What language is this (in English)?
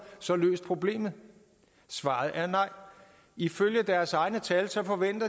Danish